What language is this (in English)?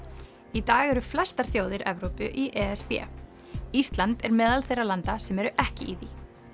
Icelandic